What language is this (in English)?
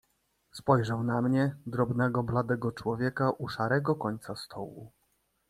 Polish